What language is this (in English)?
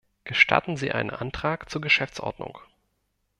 German